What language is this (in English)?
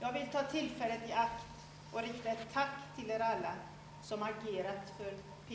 Swedish